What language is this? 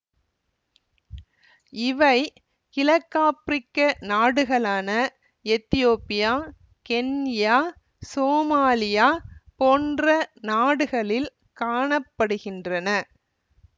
Tamil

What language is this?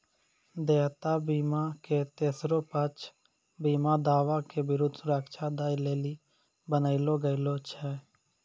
Maithili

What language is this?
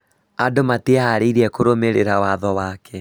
Kikuyu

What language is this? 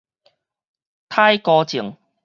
Min Nan Chinese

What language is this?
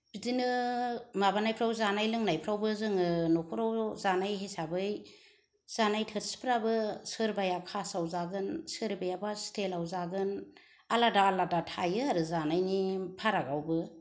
Bodo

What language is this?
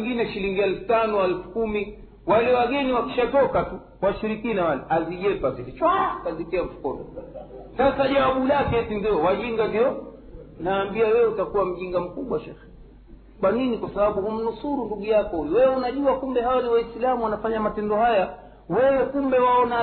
Swahili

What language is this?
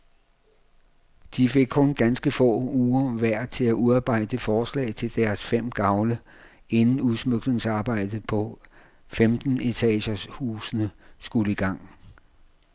Danish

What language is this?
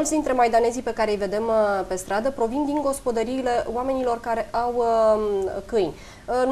Romanian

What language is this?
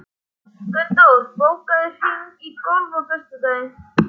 Icelandic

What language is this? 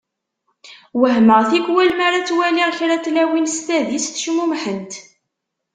Kabyle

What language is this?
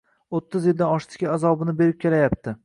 Uzbek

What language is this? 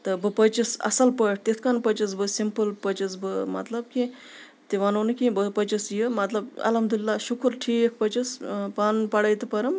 Kashmiri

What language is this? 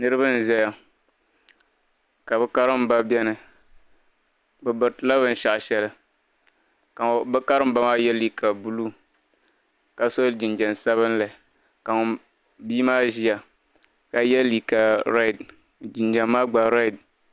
Dagbani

